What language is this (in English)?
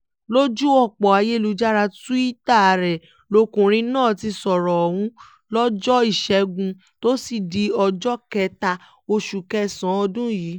Yoruba